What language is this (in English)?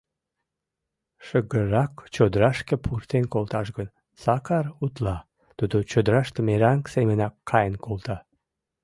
Mari